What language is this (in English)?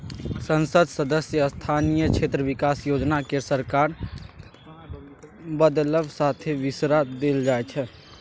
Maithili